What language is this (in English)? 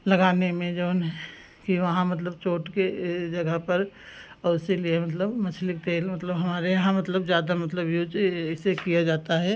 Hindi